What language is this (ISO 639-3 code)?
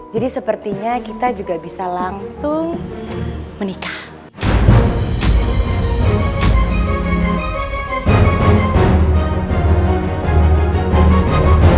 ind